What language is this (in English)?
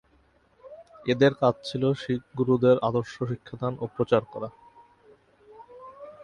Bangla